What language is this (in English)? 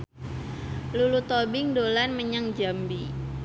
Javanese